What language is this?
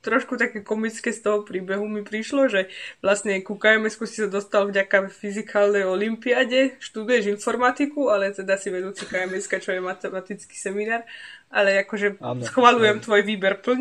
Slovak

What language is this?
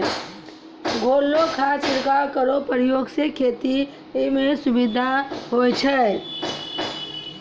Maithili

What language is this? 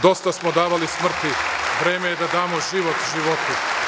Serbian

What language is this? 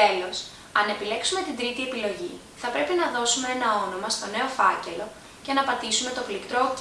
Greek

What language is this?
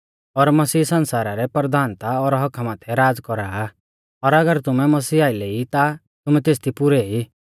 Mahasu Pahari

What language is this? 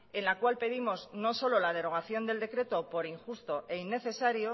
Spanish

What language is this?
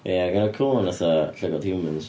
Welsh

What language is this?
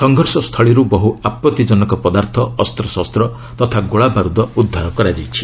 Odia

